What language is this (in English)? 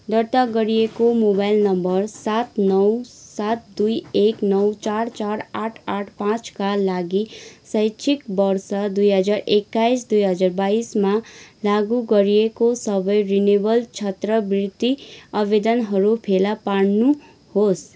Nepali